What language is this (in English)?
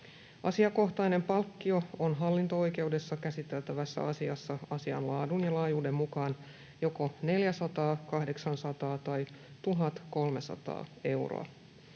Finnish